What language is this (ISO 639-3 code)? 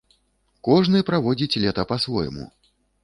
bel